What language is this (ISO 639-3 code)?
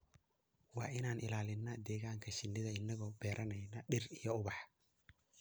som